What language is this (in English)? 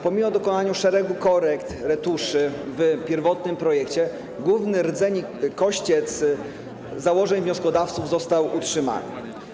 Polish